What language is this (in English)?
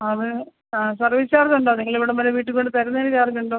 Malayalam